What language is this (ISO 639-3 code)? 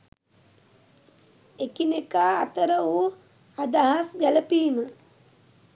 sin